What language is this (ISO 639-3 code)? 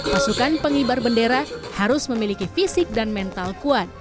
ind